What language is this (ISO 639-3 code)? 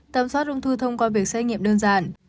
vie